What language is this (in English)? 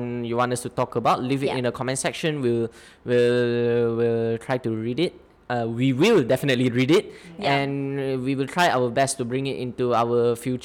Malay